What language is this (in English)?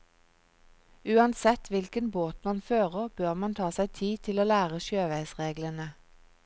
Norwegian